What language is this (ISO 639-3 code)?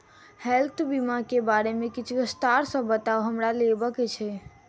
mai